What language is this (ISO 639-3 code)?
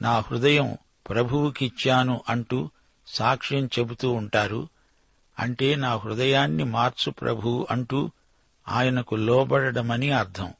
tel